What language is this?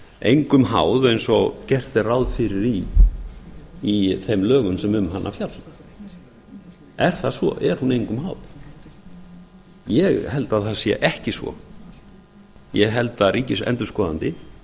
Icelandic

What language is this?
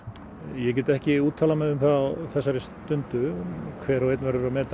Icelandic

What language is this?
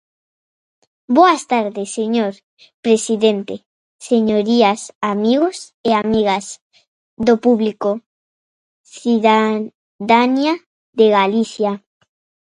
Galician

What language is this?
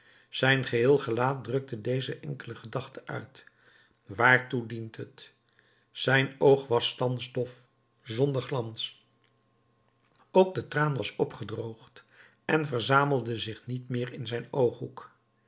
Dutch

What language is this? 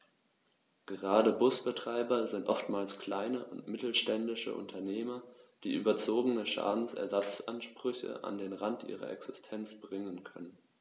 German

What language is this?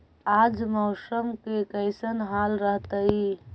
Magahi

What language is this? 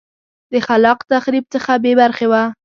Pashto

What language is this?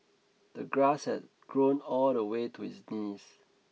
English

